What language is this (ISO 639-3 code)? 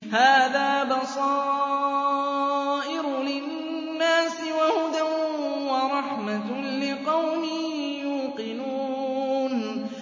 ara